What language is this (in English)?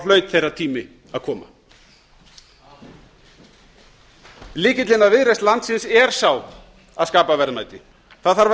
Icelandic